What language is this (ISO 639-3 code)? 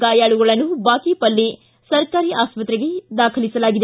kan